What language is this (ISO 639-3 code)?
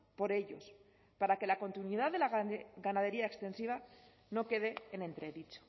spa